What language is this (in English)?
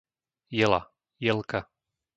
Slovak